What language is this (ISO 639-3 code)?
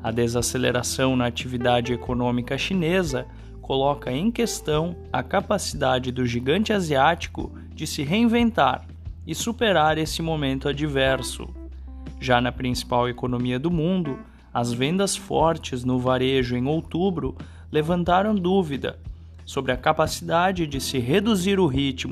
por